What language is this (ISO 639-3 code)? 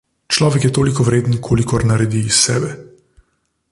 slv